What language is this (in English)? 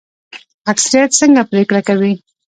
Pashto